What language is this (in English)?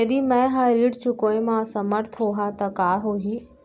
Chhattisgarhi